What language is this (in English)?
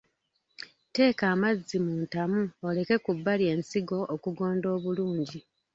Ganda